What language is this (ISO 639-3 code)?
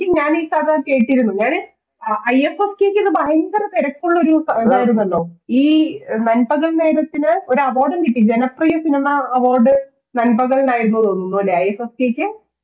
mal